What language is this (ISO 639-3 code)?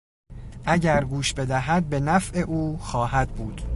fas